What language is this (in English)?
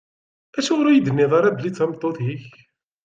Kabyle